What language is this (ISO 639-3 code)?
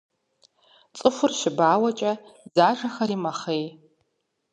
kbd